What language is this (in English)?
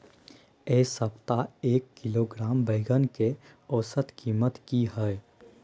Maithili